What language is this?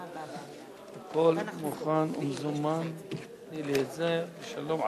Hebrew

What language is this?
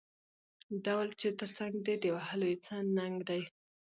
Pashto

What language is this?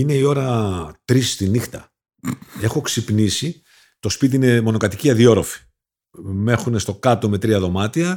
Greek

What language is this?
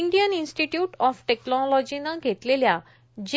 Marathi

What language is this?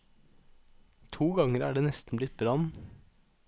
Norwegian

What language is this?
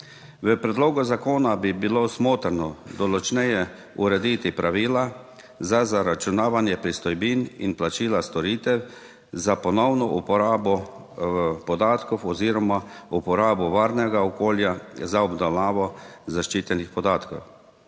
Slovenian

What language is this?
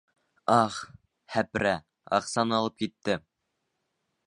Bashkir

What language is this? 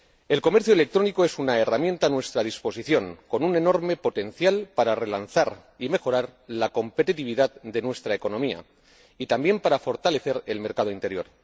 Spanish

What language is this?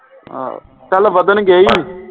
Punjabi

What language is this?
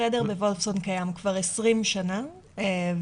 Hebrew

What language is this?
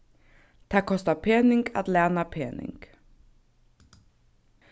Faroese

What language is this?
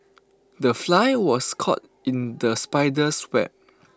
English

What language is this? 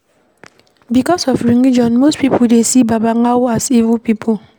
Nigerian Pidgin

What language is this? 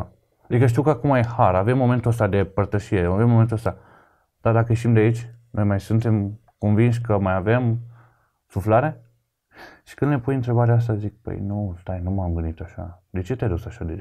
Romanian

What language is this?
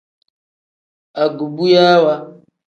Tem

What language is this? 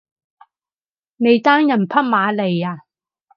Cantonese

